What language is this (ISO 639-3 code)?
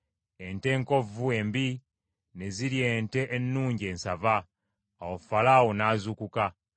lug